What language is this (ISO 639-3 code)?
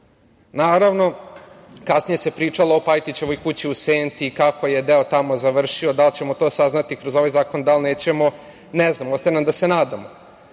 srp